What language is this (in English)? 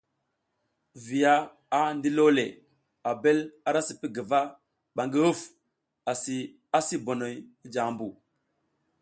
South Giziga